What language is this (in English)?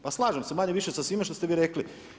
Croatian